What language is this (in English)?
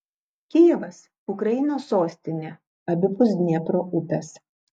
Lithuanian